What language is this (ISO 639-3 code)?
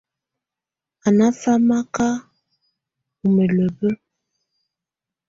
tvu